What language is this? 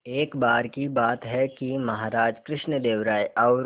Hindi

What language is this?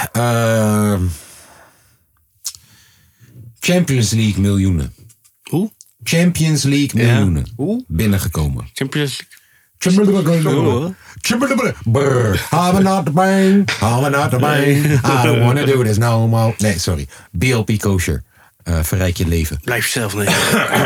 Dutch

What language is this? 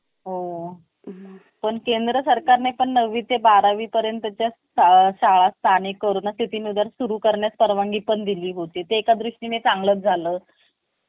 Marathi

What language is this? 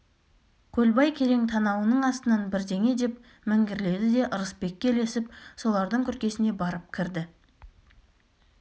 Kazakh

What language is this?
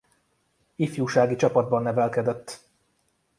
Hungarian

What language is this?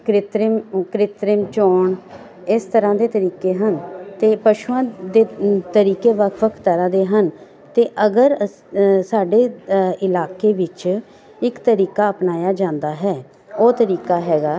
Punjabi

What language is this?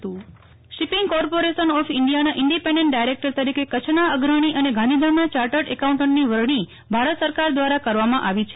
Gujarati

